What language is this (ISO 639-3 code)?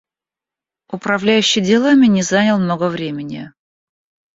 rus